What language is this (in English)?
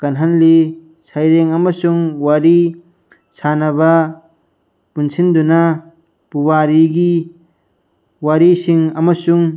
Manipuri